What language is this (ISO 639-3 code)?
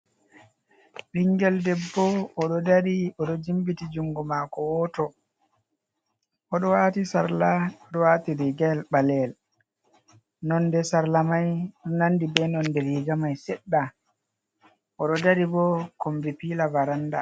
ful